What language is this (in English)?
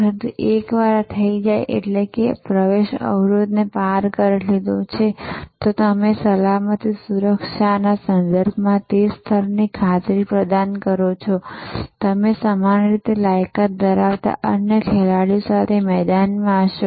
Gujarati